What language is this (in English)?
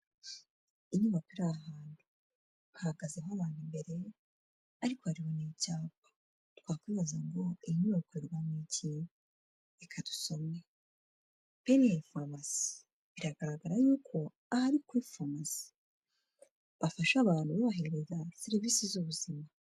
Kinyarwanda